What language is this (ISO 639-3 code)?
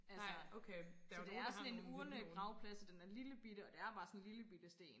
dan